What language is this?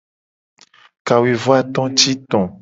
Gen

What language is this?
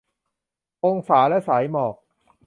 Thai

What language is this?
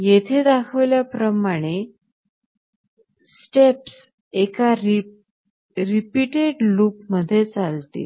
Marathi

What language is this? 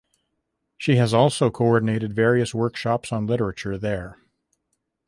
English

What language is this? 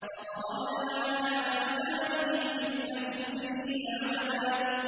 Arabic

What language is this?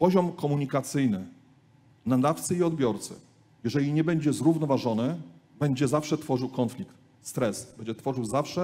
Polish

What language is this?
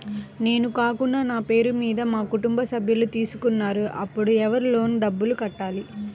Telugu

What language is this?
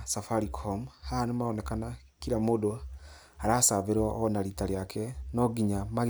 Kikuyu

